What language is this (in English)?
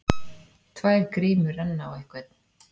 Icelandic